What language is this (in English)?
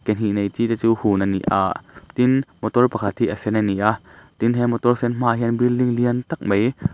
Mizo